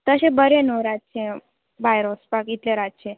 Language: Konkani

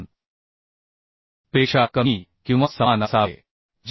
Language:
Marathi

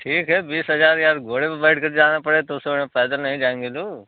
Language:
Hindi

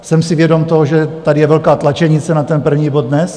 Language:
Czech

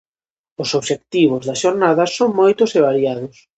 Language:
Galician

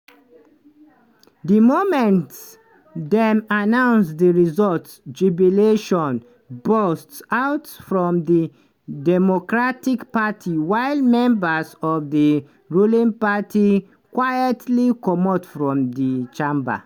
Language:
Nigerian Pidgin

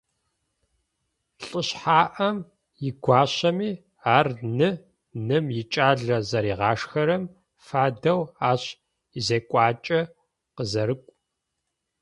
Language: Adyghe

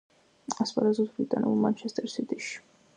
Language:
Georgian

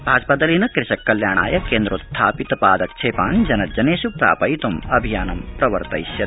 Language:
Sanskrit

